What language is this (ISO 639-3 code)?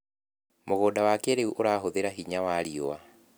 kik